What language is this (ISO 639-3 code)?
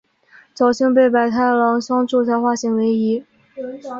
zho